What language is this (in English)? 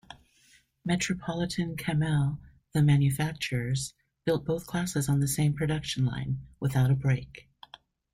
English